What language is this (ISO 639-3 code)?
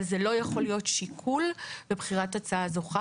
heb